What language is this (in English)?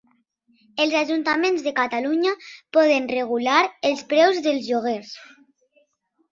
Catalan